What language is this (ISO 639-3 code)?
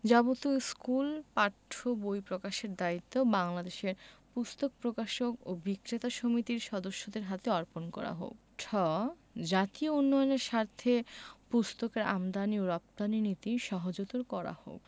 ben